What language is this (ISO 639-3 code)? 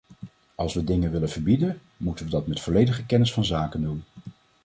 nld